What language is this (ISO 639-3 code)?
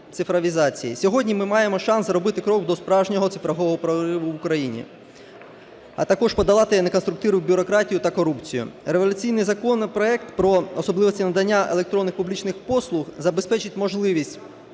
ukr